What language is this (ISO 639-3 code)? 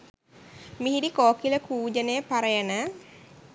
sin